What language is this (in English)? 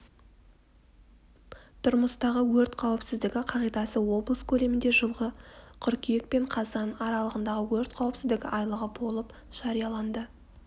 Kazakh